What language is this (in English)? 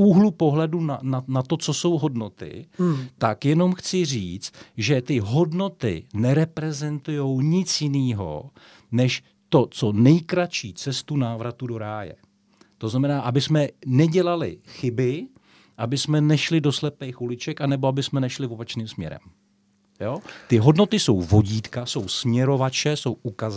Czech